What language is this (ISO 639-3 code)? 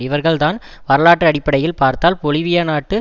tam